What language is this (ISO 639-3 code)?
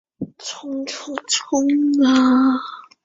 zho